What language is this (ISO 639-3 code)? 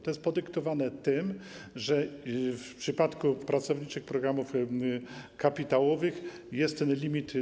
pol